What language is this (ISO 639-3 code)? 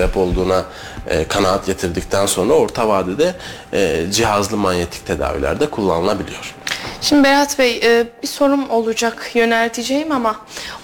tur